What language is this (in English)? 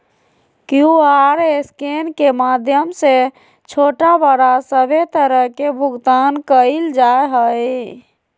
Magahi